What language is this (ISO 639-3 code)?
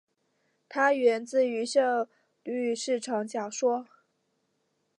zho